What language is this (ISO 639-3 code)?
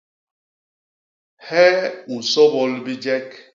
bas